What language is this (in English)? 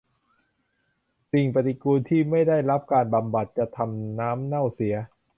Thai